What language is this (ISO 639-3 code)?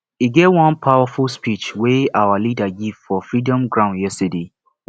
pcm